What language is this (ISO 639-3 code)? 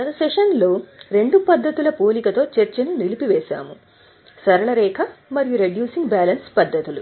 tel